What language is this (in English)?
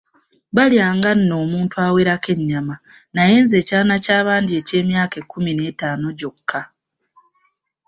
Ganda